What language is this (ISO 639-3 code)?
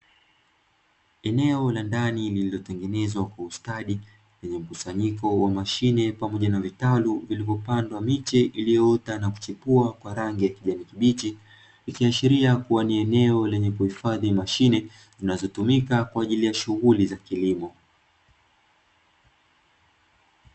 swa